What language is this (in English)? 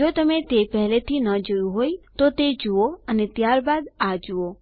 Gujarati